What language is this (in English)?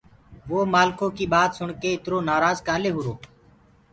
Gurgula